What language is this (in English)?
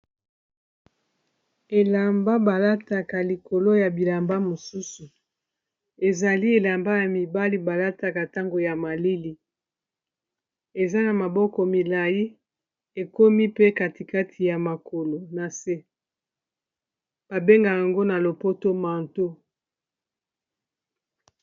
Lingala